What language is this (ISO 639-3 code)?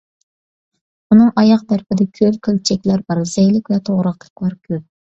uig